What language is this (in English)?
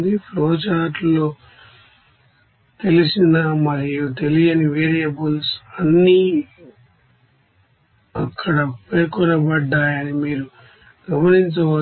Telugu